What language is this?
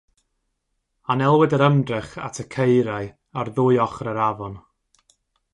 Welsh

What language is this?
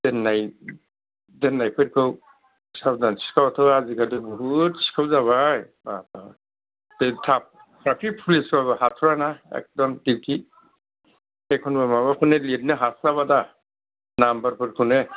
Bodo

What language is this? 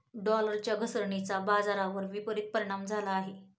Marathi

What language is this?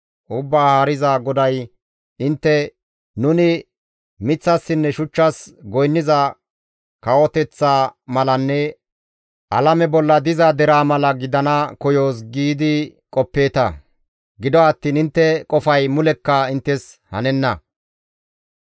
Gamo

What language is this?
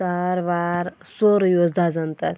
Kashmiri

